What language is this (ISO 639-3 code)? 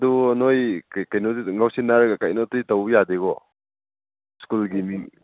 mni